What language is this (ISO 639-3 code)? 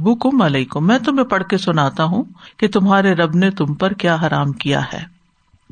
urd